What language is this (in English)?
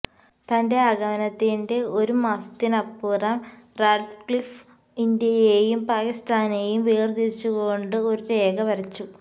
Malayalam